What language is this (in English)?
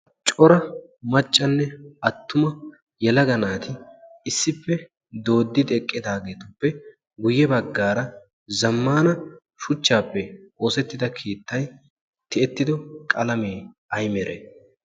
Wolaytta